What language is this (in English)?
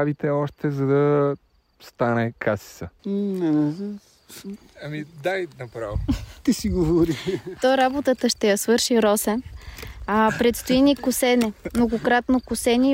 Bulgarian